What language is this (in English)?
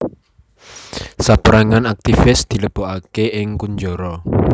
Javanese